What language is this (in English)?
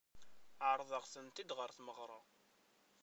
Kabyle